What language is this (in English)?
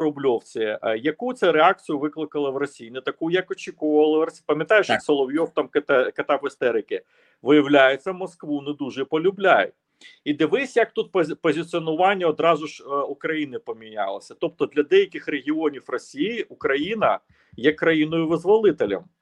Ukrainian